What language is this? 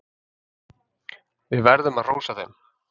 Icelandic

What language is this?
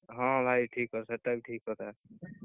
Odia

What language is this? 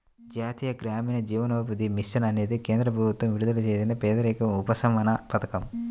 Telugu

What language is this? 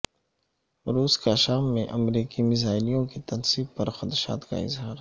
Urdu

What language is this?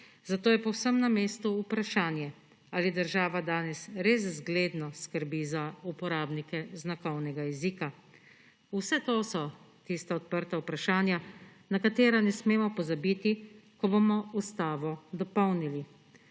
Slovenian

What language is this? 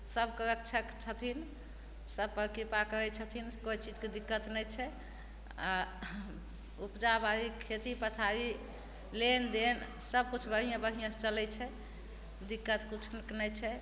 Maithili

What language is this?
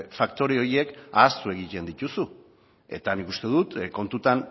Basque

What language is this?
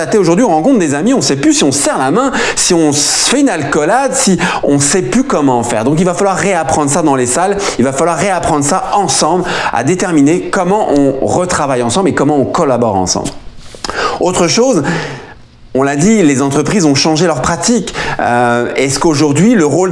French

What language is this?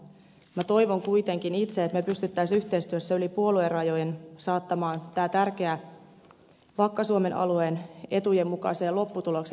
Finnish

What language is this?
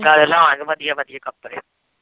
Punjabi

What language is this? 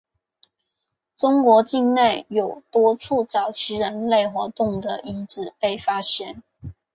Chinese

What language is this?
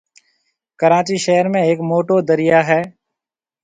Marwari (Pakistan)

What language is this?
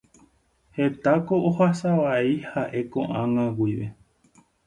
Guarani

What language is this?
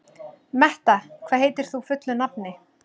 Icelandic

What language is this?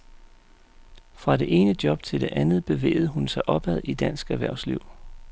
Danish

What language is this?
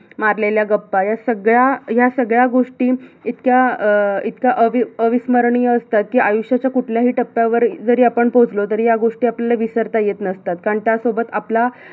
Marathi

